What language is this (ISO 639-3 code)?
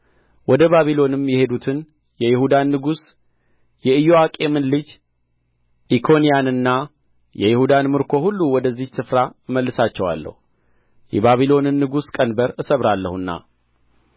amh